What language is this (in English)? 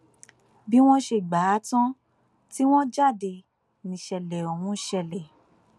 Yoruba